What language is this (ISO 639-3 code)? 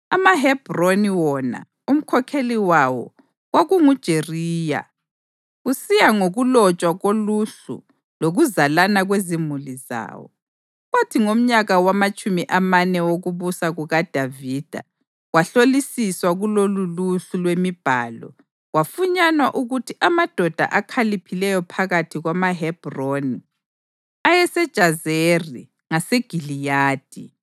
nde